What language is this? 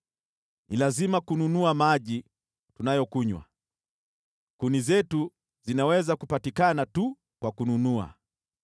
Swahili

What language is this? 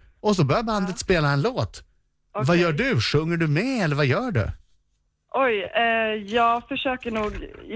Swedish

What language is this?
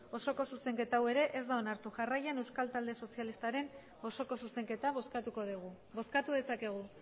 Basque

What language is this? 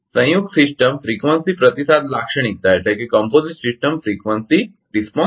Gujarati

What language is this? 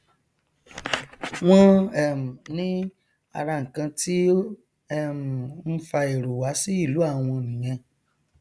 Yoruba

